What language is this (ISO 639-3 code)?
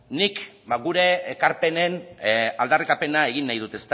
eus